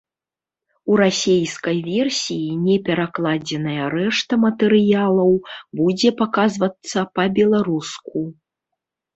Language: Belarusian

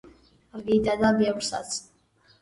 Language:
Georgian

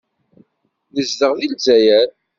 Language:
Kabyle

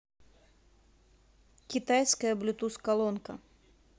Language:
Russian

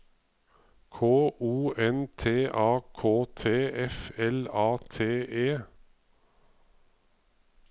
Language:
Norwegian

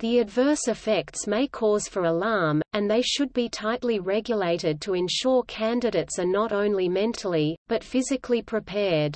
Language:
English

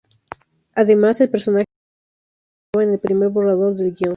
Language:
Spanish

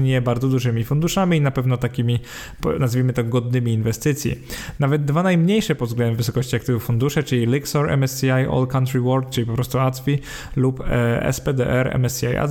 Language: Polish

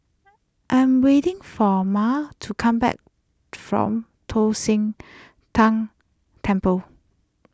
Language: English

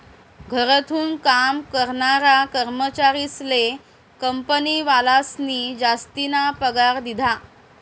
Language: Marathi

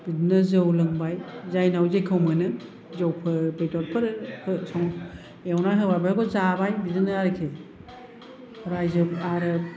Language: Bodo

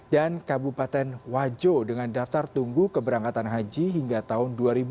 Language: Indonesian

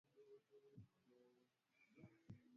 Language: Swahili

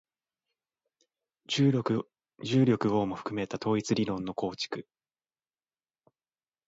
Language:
Japanese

